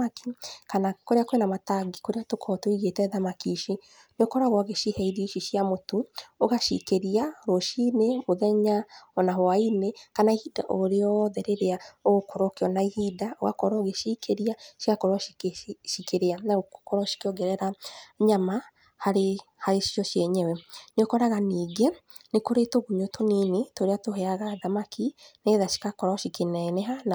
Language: Kikuyu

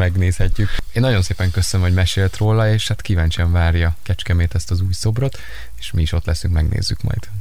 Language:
Hungarian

